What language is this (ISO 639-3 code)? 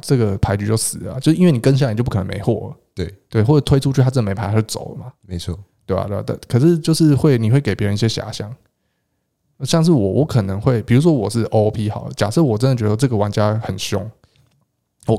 zho